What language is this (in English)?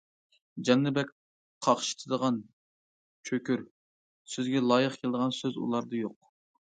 Uyghur